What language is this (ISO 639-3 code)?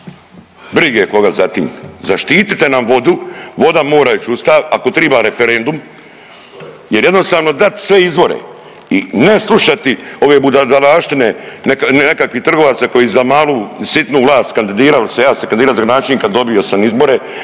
hrv